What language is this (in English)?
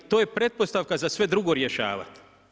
Croatian